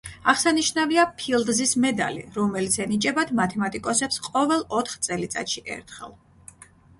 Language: Georgian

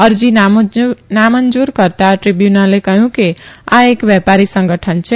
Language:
Gujarati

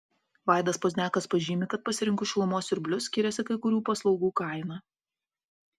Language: Lithuanian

